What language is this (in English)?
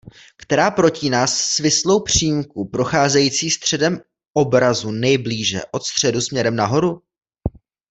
Czech